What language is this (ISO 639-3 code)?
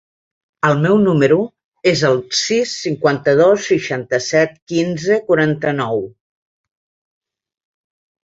cat